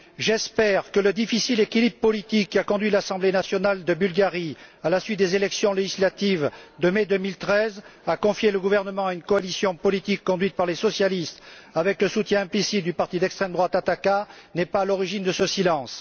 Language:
French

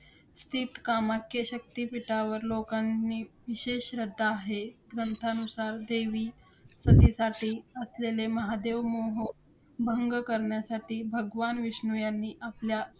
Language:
Marathi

